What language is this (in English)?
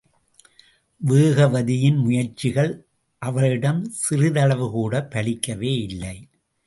Tamil